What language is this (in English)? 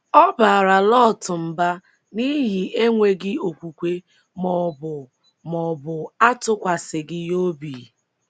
Igbo